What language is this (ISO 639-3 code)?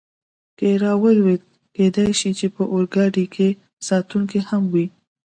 pus